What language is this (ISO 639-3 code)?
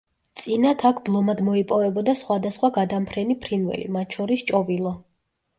kat